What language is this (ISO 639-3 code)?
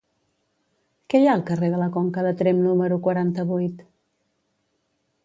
cat